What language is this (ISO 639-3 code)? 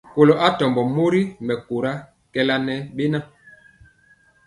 mcx